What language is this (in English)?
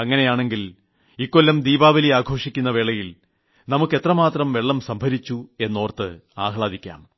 Malayalam